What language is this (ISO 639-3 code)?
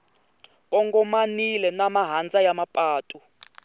tso